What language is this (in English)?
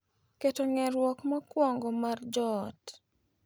Luo (Kenya and Tanzania)